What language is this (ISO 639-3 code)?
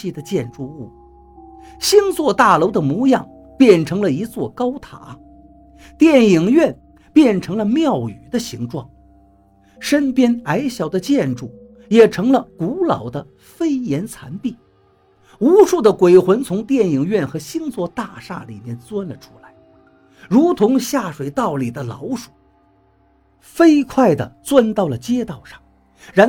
zho